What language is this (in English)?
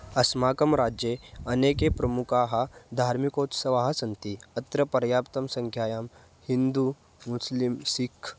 Sanskrit